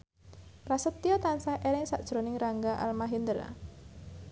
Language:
Javanese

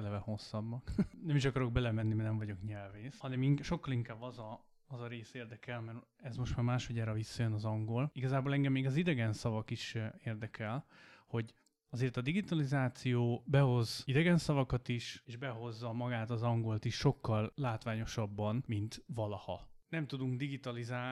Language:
Hungarian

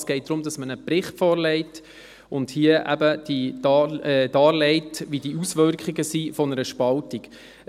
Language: Swiss German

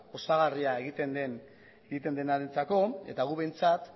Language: Basque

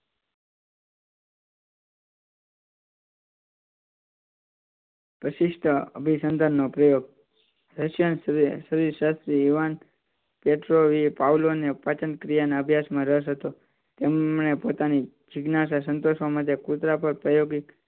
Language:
Gujarati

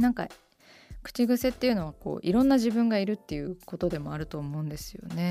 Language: Japanese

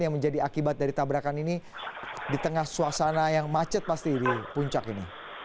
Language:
Indonesian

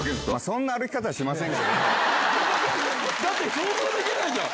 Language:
Japanese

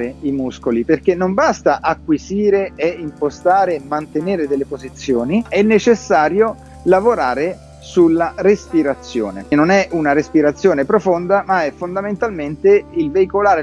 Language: Italian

